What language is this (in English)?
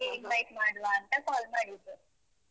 Kannada